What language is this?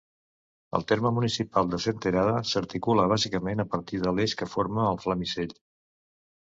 Catalan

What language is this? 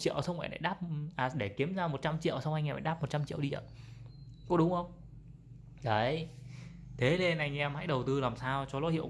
Vietnamese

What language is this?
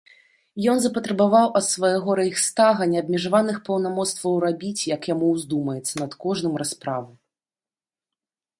Belarusian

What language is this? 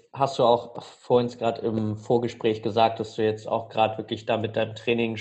German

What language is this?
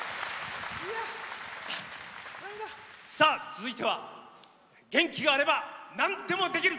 Japanese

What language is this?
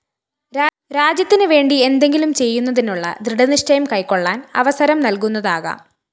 Malayalam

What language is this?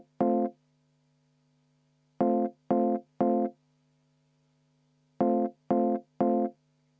Estonian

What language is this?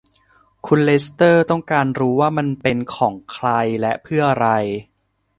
Thai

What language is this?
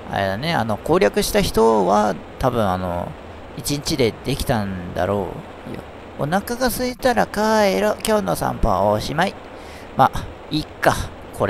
Japanese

